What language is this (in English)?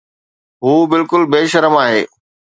Sindhi